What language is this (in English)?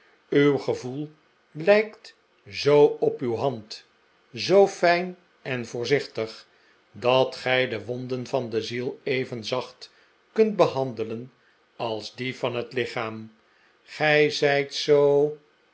Dutch